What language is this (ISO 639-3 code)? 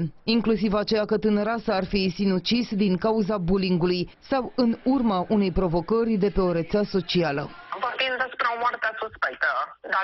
ron